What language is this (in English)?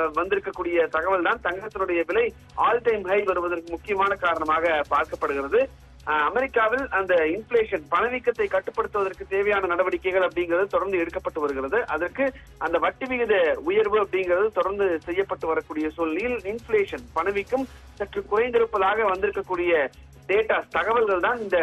Arabic